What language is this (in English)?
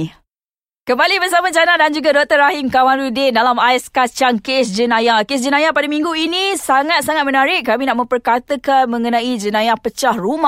Malay